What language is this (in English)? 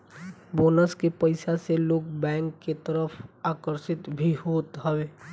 Bhojpuri